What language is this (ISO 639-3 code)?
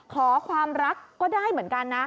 tha